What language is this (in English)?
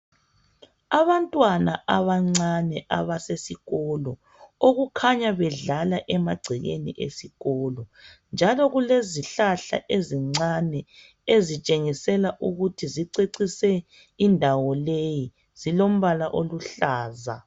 North Ndebele